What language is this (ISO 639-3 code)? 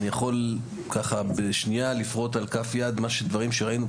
heb